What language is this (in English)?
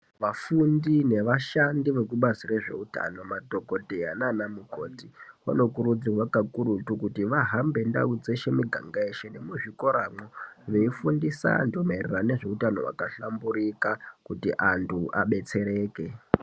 Ndau